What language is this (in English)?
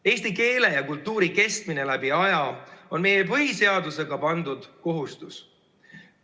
Estonian